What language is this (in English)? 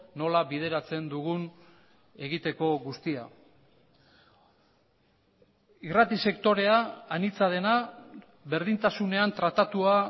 Basque